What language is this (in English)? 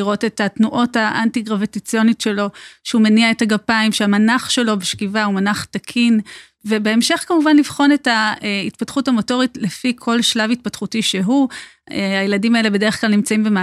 Hebrew